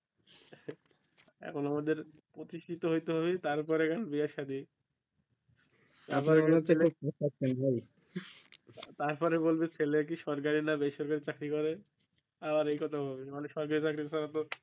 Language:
Bangla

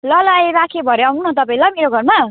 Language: Nepali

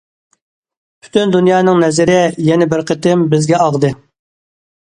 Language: Uyghur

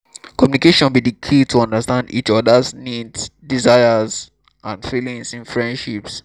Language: Nigerian Pidgin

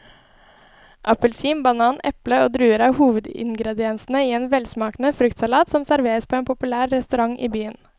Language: Norwegian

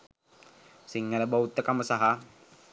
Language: Sinhala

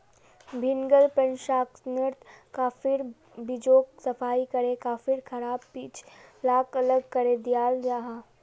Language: Magahi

